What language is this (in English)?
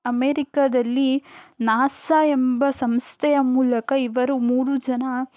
Kannada